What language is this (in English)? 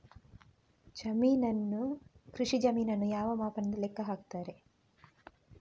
Kannada